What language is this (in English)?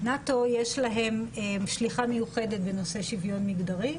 Hebrew